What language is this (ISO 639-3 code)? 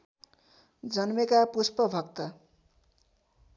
nep